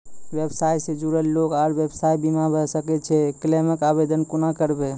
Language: Maithili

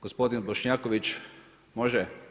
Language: Croatian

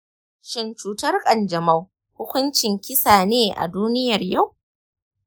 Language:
Hausa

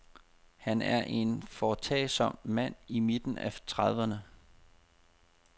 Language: Danish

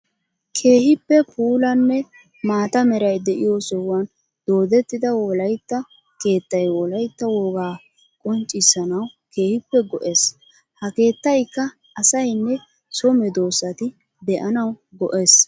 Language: Wolaytta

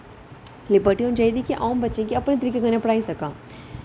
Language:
Dogri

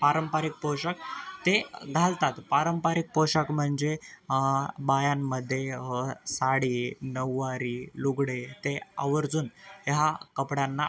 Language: Marathi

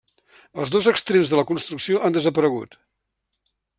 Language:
Catalan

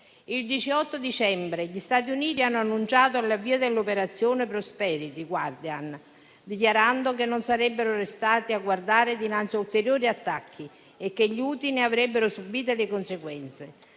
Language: Italian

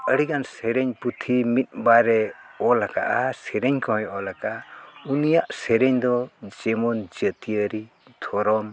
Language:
Santali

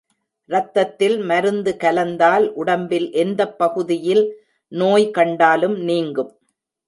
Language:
Tamil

